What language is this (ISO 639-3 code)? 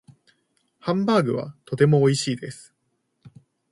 jpn